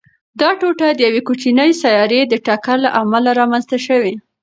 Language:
Pashto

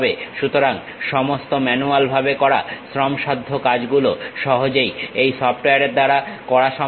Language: Bangla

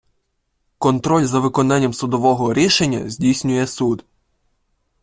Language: Ukrainian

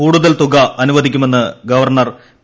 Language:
Malayalam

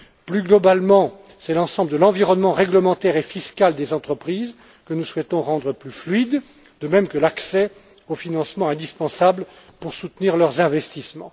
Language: French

